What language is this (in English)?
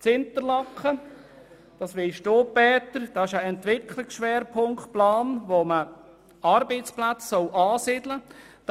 Swiss German